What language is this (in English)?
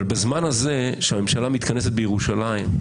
Hebrew